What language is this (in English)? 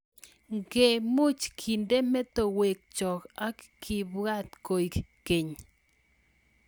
Kalenjin